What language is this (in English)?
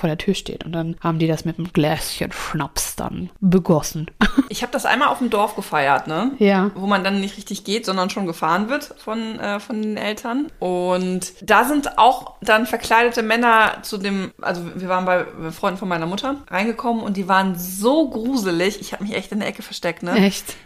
German